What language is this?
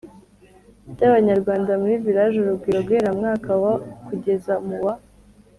Kinyarwanda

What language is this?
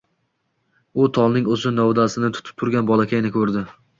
Uzbek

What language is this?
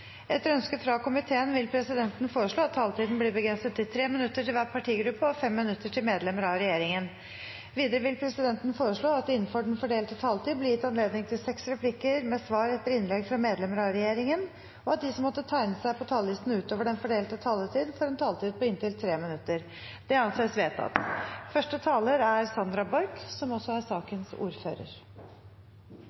Norwegian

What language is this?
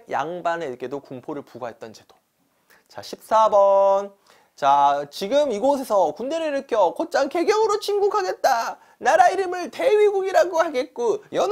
Korean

